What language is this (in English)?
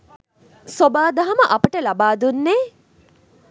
Sinhala